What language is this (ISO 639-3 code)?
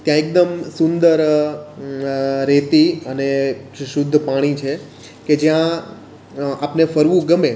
guj